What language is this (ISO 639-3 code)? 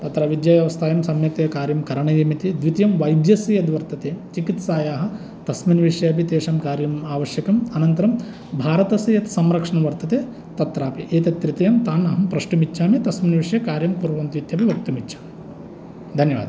san